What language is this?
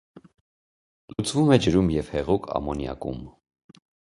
Armenian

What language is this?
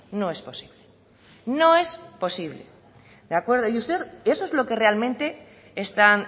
Spanish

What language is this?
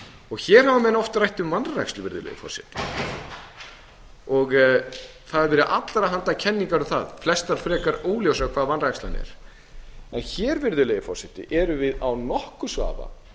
Icelandic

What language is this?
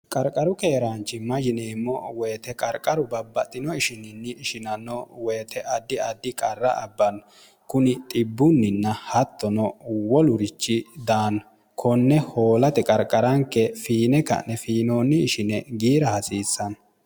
Sidamo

